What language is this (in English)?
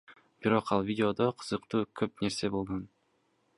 Kyrgyz